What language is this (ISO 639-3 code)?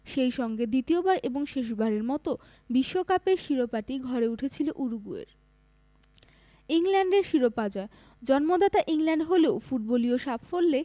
ben